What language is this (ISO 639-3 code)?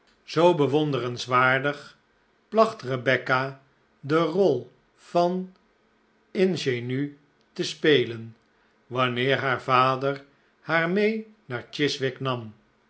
nld